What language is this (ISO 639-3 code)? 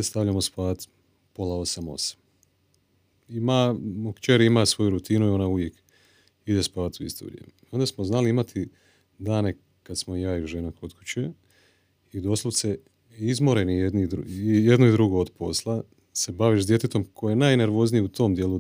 hrv